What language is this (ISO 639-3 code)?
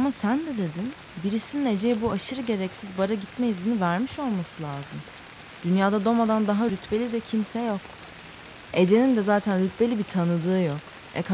tur